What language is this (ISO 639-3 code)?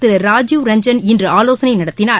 tam